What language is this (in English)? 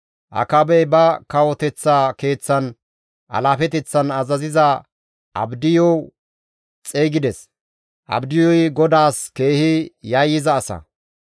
Gamo